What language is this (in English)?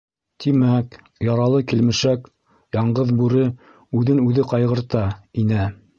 Bashkir